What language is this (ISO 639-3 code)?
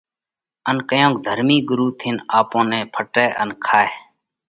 kvx